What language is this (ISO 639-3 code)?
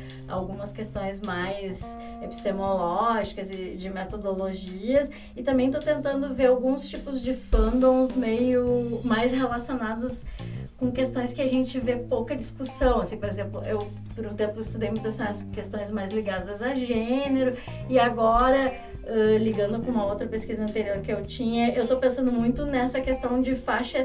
por